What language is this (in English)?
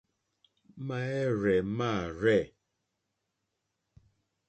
Mokpwe